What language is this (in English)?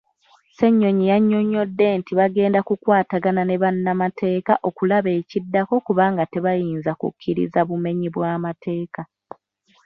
Ganda